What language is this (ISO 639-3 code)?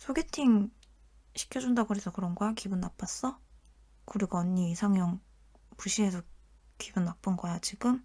kor